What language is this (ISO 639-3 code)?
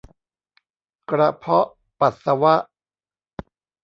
tha